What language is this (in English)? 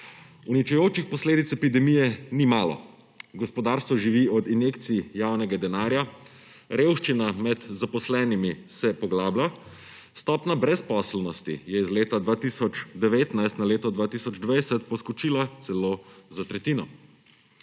Slovenian